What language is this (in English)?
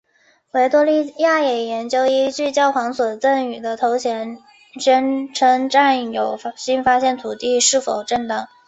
Chinese